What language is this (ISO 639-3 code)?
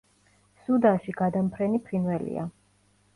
kat